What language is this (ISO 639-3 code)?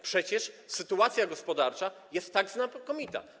pol